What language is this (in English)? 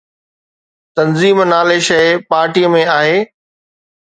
Sindhi